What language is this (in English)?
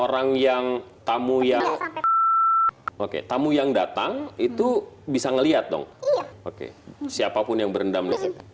Indonesian